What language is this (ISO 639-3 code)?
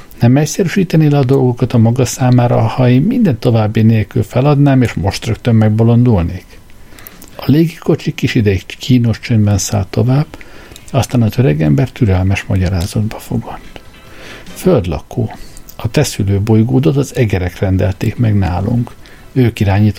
hun